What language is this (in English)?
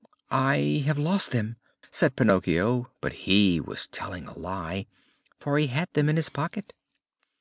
English